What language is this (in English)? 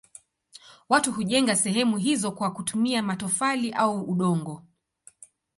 Swahili